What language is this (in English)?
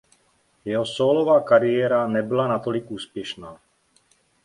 Czech